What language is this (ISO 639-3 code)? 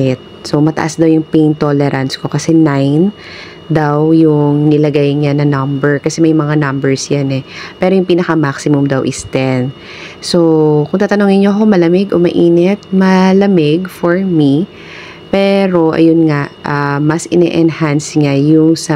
fil